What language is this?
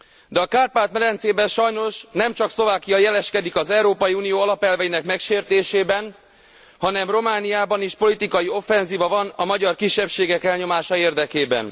Hungarian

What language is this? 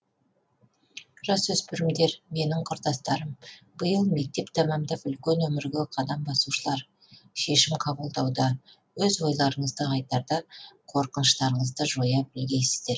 Kazakh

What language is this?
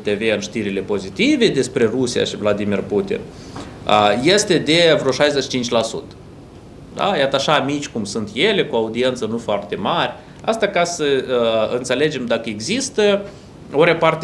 Romanian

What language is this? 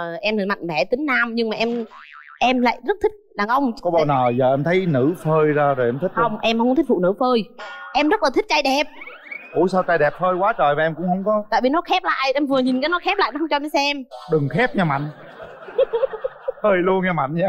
Vietnamese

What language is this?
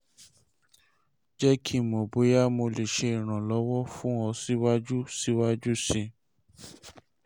Yoruba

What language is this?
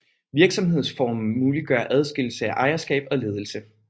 Danish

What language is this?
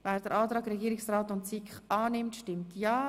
Swiss German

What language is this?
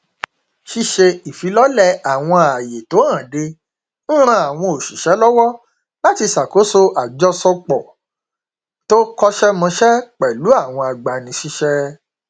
Yoruba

